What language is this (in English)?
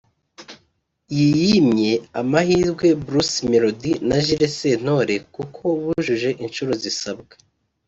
Kinyarwanda